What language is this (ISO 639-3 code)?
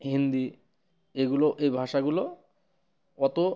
ben